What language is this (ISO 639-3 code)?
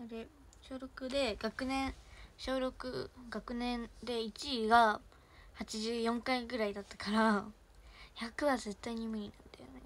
jpn